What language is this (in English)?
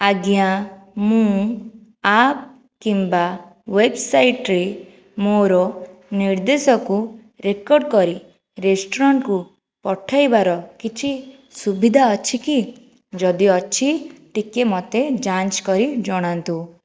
Odia